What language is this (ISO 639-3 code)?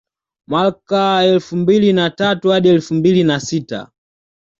swa